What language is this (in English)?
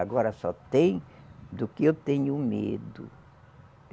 Portuguese